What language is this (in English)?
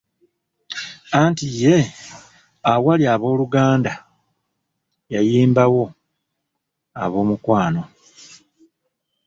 Ganda